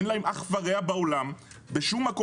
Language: Hebrew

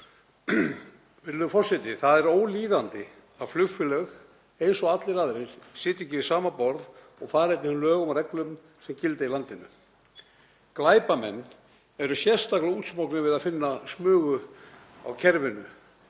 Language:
Icelandic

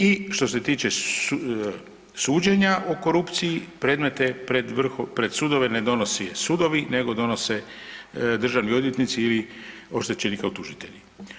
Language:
Croatian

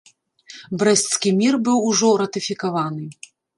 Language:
Belarusian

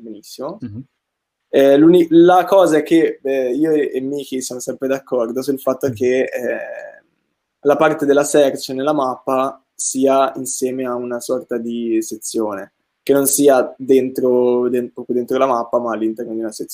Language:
Italian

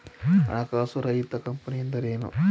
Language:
Kannada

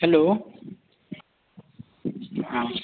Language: Maithili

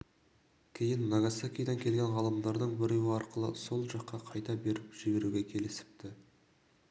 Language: Kazakh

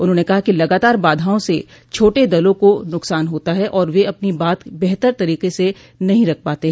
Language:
Hindi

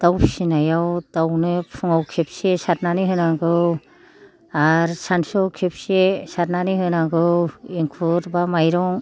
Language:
Bodo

